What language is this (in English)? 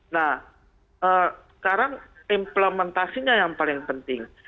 Indonesian